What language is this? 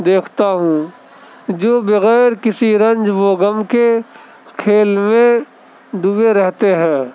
Urdu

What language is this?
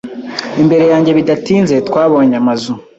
Kinyarwanda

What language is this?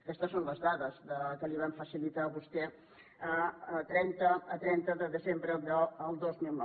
Catalan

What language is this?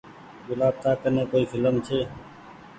Goaria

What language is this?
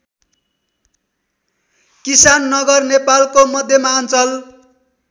Nepali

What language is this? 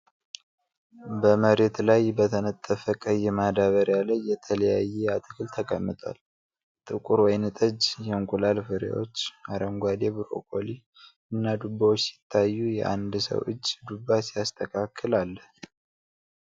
Amharic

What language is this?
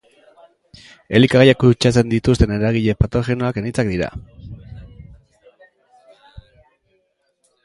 Basque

